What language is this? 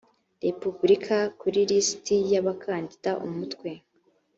Kinyarwanda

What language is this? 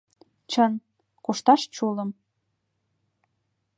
Mari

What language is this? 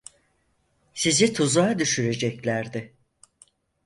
Turkish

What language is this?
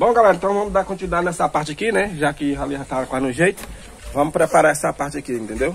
Portuguese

